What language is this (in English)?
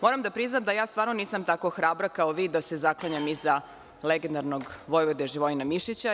Serbian